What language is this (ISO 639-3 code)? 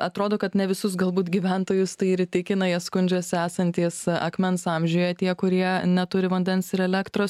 lit